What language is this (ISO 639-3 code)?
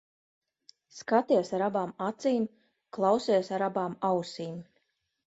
lav